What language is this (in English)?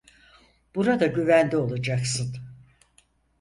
Turkish